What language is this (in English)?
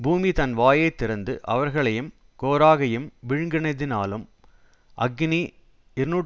Tamil